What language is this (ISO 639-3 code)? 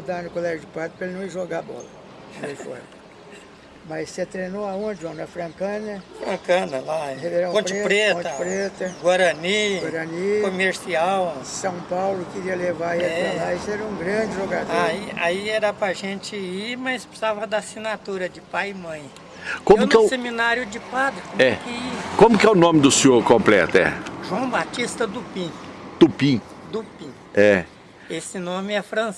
por